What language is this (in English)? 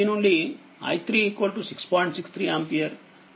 Telugu